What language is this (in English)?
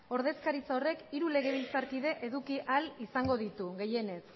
Basque